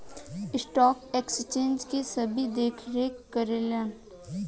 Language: Bhojpuri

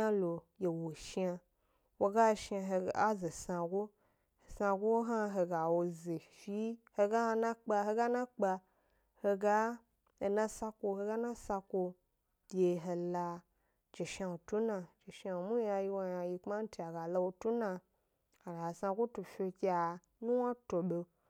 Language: Gbari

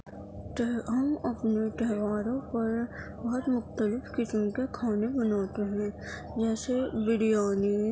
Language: Urdu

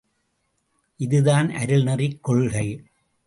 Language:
Tamil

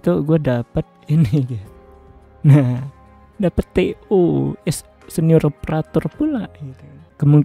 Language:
Indonesian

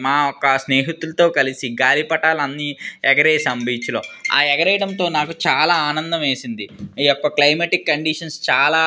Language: Telugu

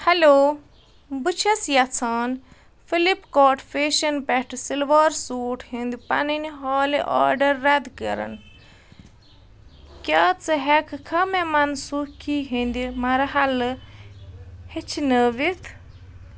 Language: Kashmiri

